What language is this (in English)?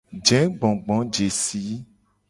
Gen